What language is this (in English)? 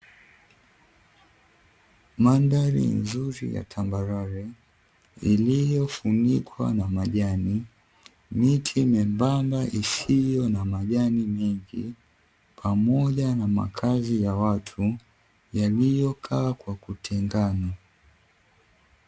Swahili